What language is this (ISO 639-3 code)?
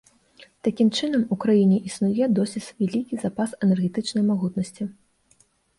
bel